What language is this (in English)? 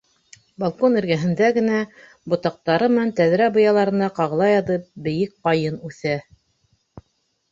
Bashkir